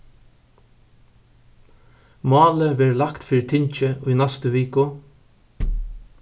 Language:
Faroese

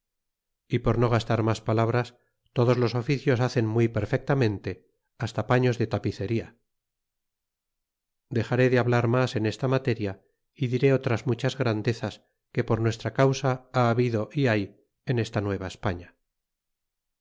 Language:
Spanish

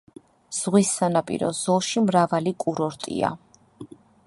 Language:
Georgian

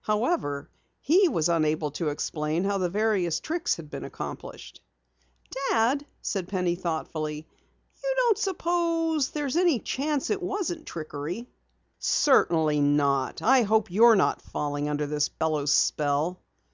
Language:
English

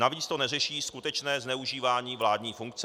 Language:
Czech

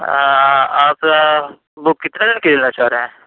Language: Urdu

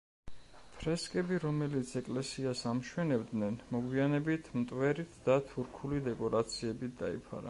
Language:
Georgian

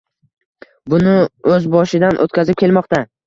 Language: Uzbek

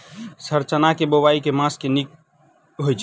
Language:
Maithili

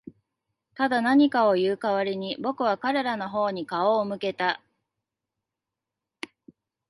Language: Japanese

